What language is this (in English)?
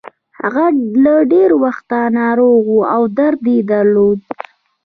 Pashto